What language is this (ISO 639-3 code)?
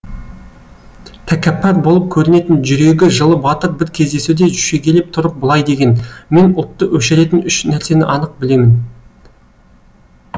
kaz